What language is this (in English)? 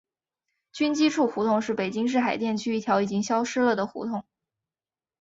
Chinese